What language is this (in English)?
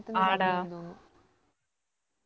Malayalam